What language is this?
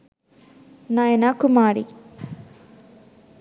Sinhala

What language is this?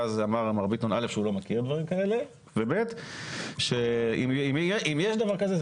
Hebrew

